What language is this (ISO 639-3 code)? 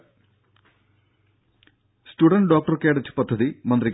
mal